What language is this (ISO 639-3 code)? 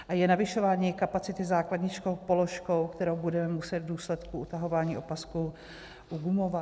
ces